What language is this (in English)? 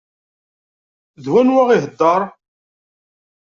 Kabyle